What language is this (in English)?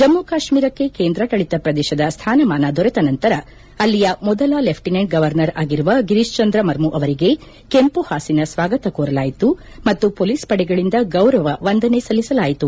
Kannada